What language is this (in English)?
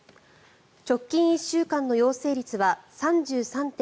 Japanese